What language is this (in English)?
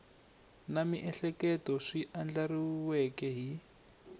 Tsonga